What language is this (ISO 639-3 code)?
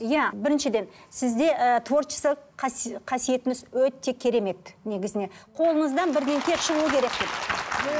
kaz